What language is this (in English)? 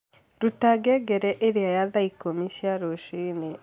Kikuyu